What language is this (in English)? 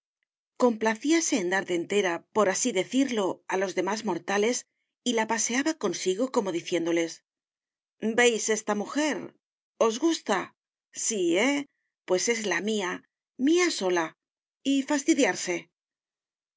Spanish